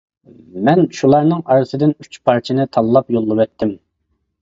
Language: Uyghur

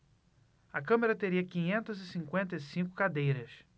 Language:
Portuguese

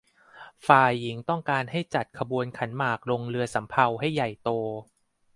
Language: Thai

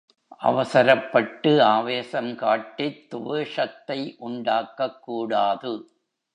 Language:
Tamil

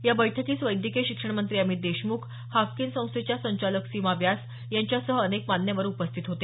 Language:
Marathi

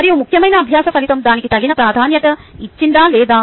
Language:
Telugu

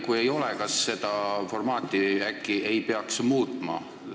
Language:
Estonian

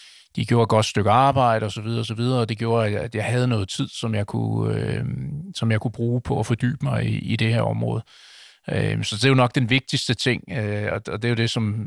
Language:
Danish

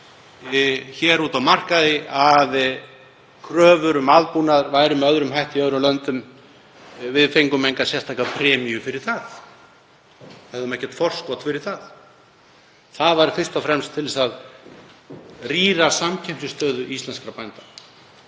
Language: Icelandic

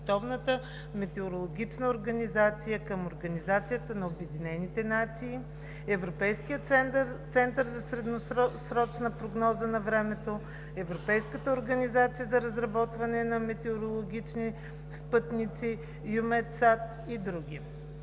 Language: Bulgarian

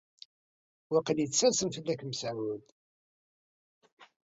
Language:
Kabyle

